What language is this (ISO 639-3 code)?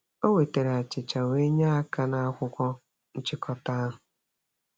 ibo